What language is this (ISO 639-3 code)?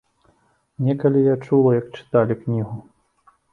bel